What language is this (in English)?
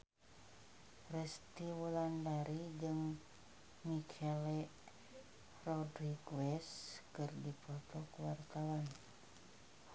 Sundanese